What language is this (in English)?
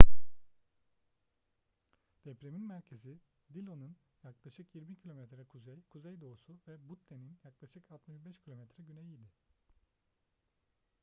Turkish